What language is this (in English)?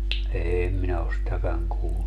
Finnish